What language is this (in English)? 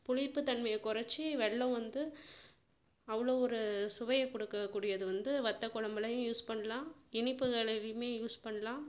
Tamil